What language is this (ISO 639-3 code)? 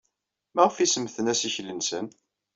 kab